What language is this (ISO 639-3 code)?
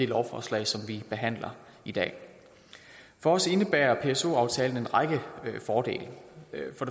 dan